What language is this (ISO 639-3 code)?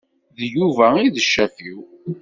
kab